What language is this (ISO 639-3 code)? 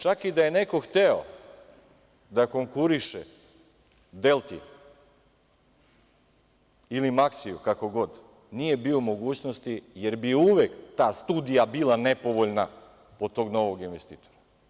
srp